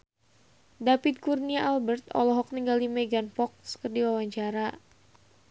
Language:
Sundanese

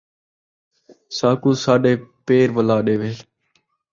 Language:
Saraiki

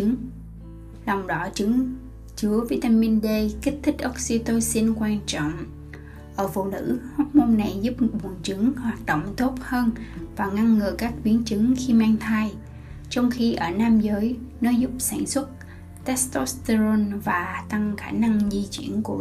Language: Vietnamese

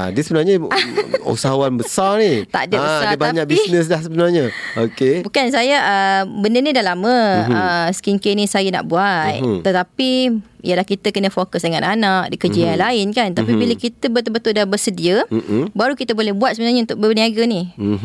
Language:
Malay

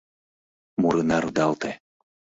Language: Mari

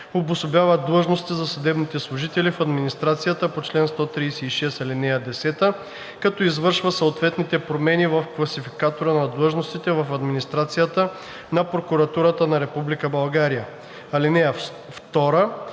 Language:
Bulgarian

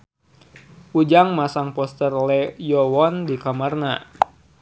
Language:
Sundanese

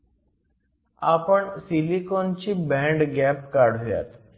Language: Marathi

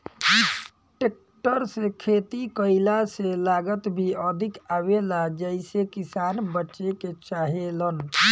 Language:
Bhojpuri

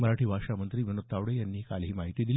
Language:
Marathi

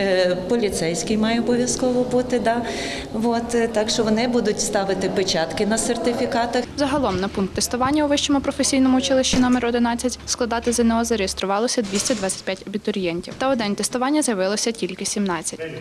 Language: Ukrainian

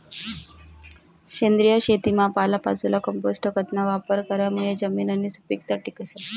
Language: Marathi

